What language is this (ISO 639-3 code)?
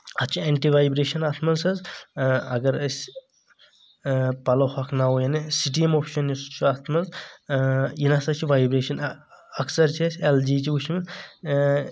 kas